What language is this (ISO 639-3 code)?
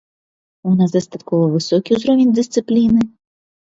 bel